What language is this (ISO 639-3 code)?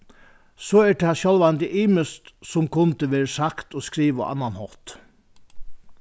fao